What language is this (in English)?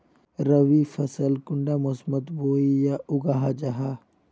Magahi